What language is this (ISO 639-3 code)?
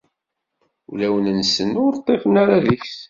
kab